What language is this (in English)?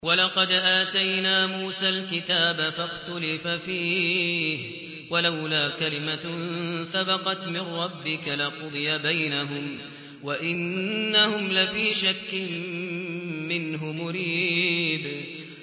Arabic